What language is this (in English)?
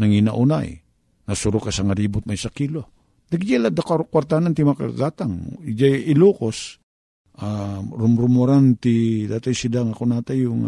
Filipino